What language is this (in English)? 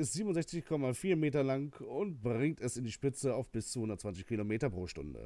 German